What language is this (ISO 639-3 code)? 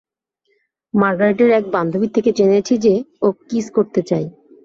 ben